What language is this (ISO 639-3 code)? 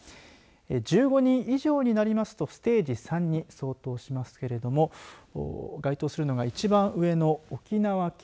jpn